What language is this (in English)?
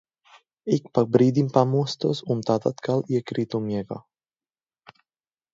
Latvian